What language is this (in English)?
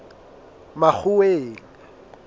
Southern Sotho